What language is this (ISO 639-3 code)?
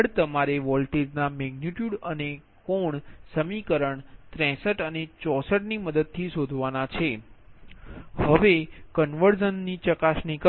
guj